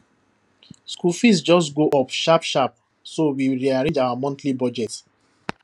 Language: Nigerian Pidgin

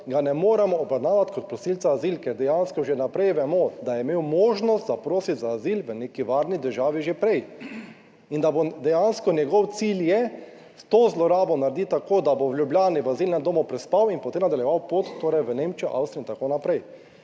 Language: Slovenian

